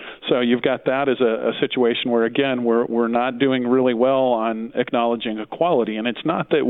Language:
English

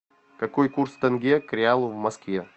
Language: Russian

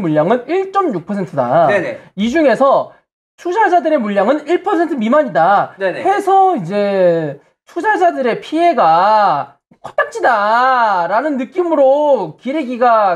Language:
Korean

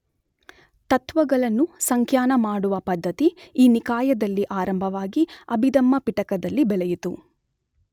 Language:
Kannada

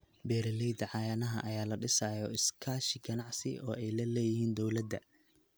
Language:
Somali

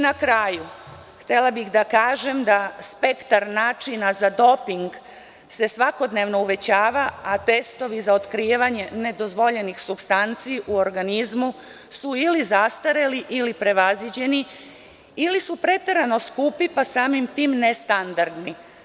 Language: Serbian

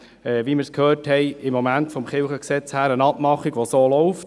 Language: Swiss German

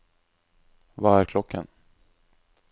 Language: Norwegian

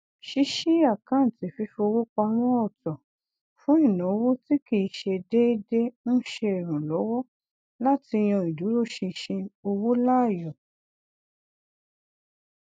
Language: Yoruba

